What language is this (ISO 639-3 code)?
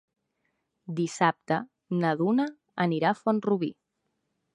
cat